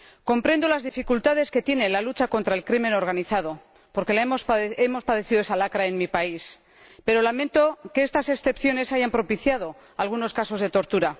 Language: Spanish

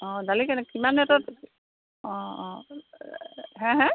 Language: Assamese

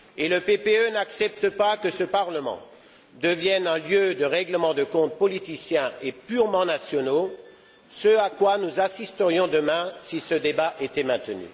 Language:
French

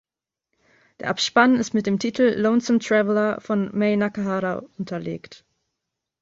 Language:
German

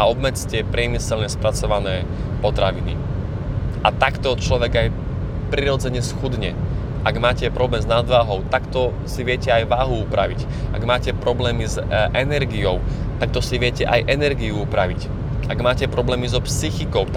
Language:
Slovak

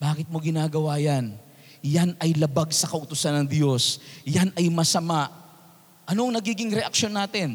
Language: Filipino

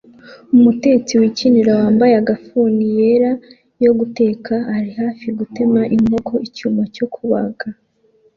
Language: Kinyarwanda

